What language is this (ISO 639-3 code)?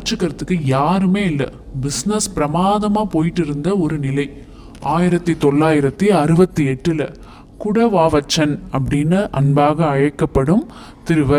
tam